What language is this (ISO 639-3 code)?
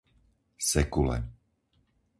slk